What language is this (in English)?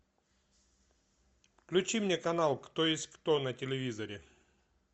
Russian